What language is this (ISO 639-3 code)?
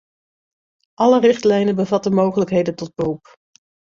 nld